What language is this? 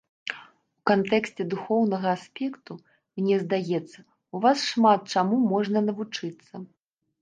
Belarusian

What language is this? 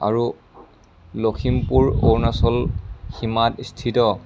Assamese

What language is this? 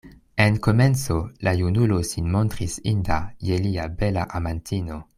Esperanto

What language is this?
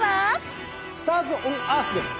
Japanese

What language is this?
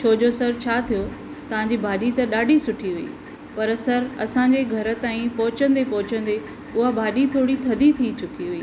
Sindhi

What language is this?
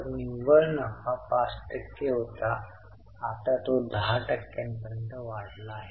Marathi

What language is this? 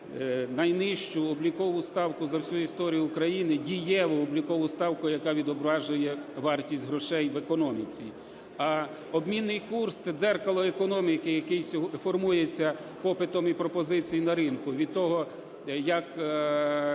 Ukrainian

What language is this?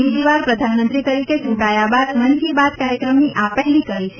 Gujarati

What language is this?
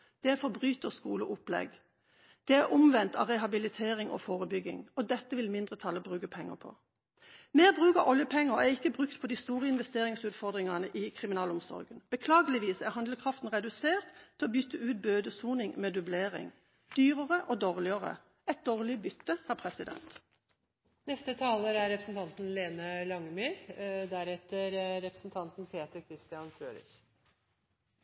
Norwegian Bokmål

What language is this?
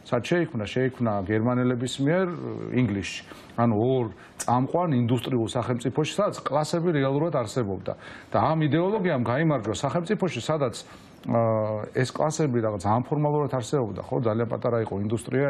Romanian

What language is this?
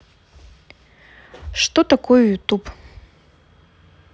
Russian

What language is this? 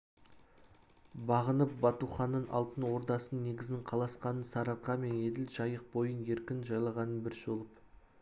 Kazakh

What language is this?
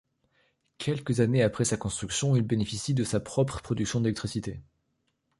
French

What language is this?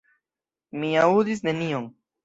Esperanto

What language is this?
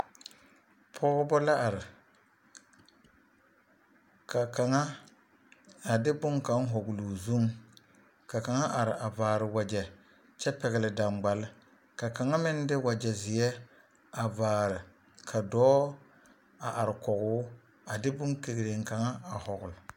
Southern Dagaare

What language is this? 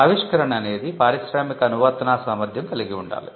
Telugu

